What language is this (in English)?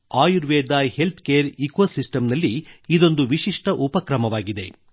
Kannada